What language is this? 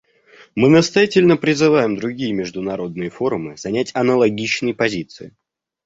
Russian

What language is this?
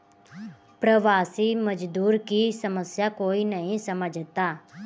Hindi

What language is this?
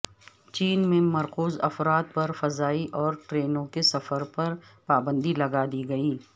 Urdu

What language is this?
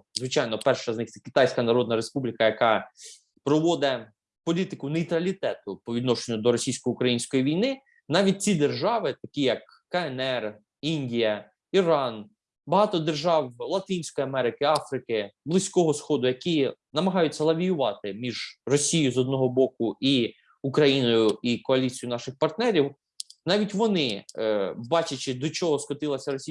Ukrainian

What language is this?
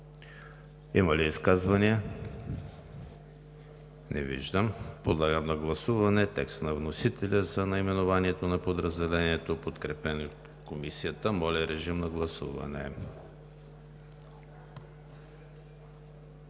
Bulgarian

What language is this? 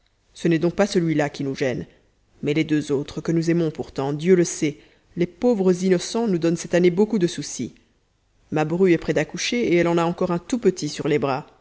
French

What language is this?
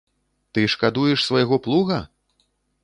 Belarusian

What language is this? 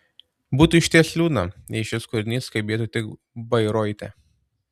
Lithuanian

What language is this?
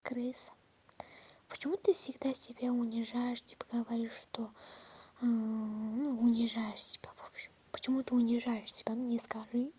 Russian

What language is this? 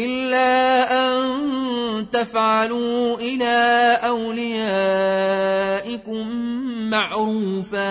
Arabic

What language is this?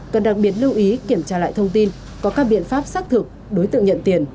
Vietnamese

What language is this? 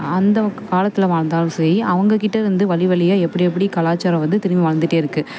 Tamil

